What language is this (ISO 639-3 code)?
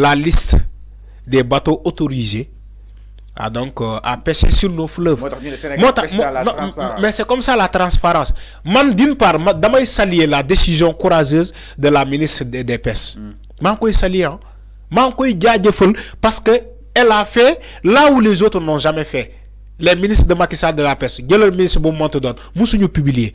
fra